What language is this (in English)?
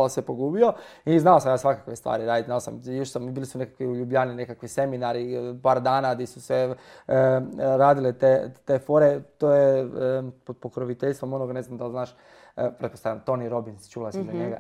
Croatian